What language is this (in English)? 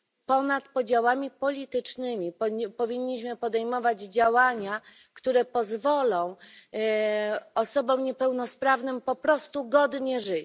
Polish